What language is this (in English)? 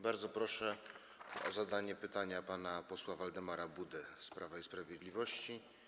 Polish